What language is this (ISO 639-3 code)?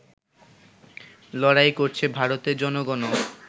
ben